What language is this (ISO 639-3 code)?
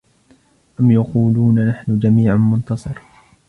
ara